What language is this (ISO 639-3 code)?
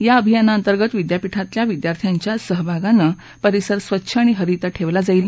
mar